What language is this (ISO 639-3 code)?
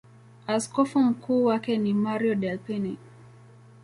swa